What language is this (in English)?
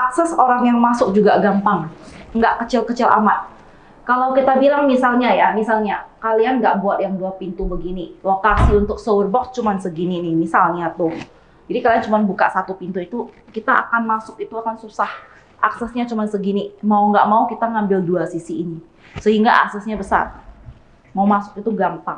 Indonesian